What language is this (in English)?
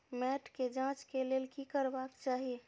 Maithili